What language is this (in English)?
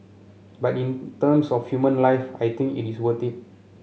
English